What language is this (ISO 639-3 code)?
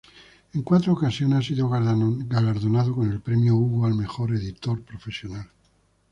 spa